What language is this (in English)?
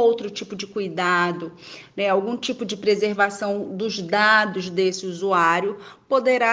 Portuguese